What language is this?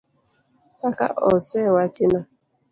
Luo (Kenya and Tanzania)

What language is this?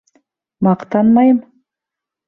Bashkir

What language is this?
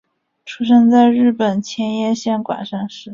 Chinese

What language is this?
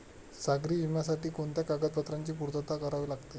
Marathi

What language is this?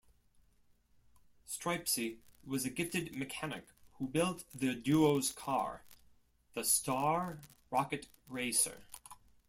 English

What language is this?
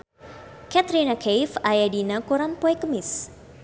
Sundanese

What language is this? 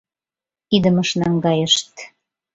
Mari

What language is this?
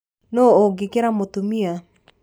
Kikuyu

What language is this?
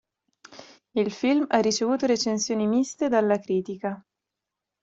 Italian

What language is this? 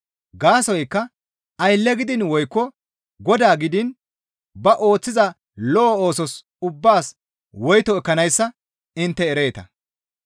Gamo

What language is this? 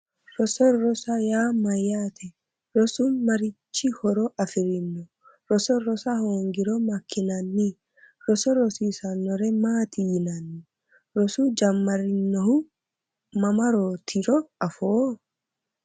Sidamo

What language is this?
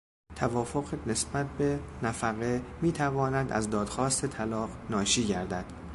Persian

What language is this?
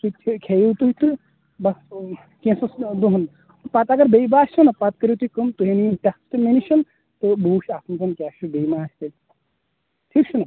Kashmiri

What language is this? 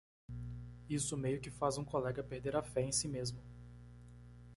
Portuguese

